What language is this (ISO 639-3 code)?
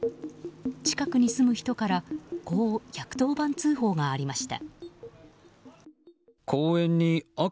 jpn